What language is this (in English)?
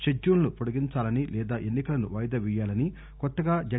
Telugu